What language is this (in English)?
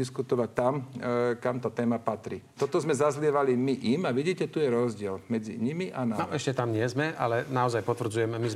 Slovak